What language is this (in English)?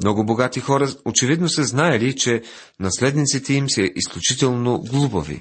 Bulgarian